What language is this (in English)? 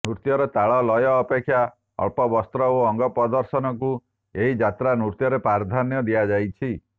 Odia